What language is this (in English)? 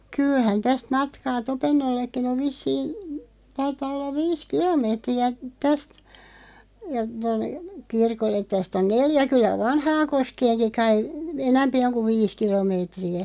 Finnish